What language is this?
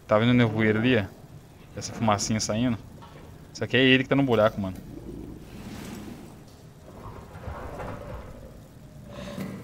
Portuguese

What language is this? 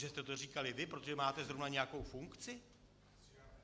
Czech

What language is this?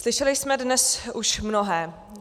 Czech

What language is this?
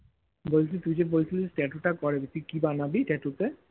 Bangla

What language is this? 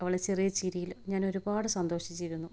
Malayalam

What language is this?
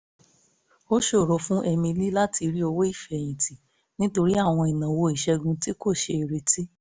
Yoruba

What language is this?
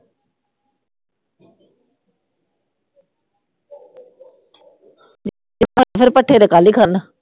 Punjabi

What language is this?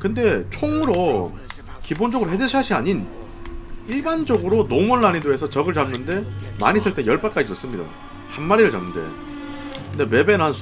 Korean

